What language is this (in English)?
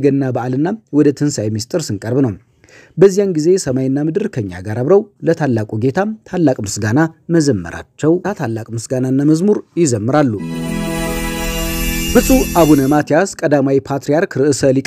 Arabic